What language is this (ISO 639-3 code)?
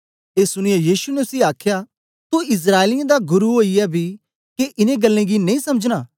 doi